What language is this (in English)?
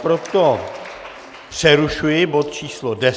Czech